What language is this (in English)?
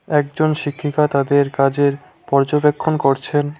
Bangla